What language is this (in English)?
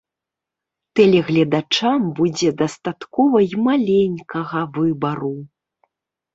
Belarusian